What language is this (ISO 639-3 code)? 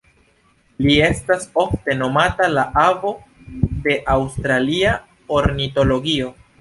epo